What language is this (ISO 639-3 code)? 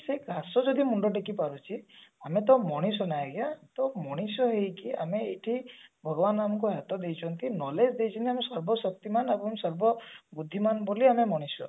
ori